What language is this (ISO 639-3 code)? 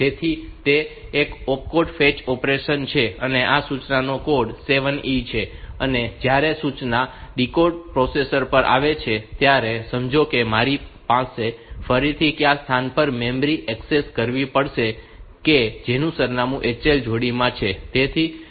guj